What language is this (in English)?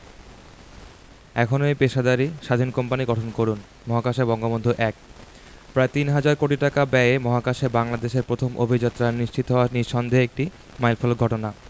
Bangla